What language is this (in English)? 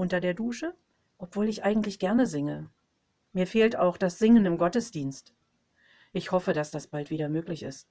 German